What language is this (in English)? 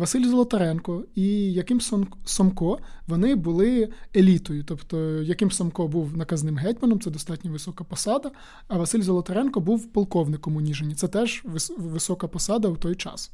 Ukrainian